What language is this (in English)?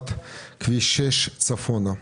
Hebrew